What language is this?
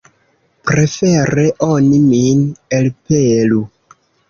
Esperanto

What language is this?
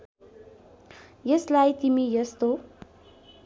Nepali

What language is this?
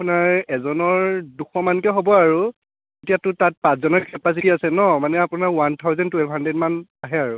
Assamese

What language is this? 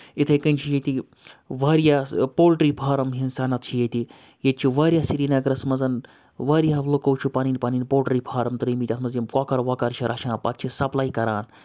Kashmiri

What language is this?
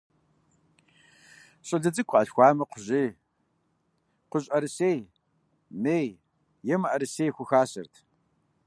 Kabardian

